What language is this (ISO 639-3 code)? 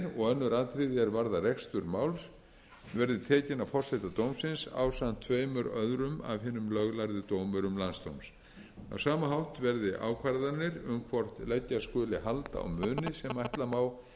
isl